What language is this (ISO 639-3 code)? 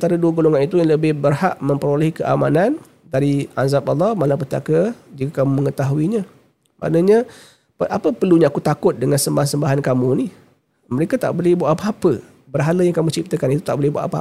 msa